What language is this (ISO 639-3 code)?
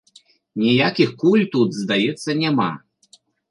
bel